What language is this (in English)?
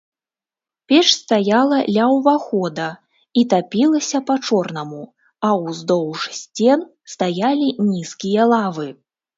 Belarusian